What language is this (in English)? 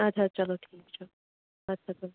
Kashmiri